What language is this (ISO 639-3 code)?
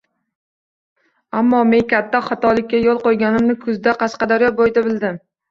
uzb